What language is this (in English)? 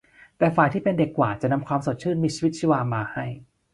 Thai